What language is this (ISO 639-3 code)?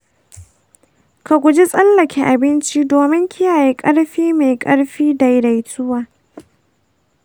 hau